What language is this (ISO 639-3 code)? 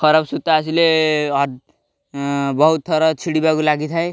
ori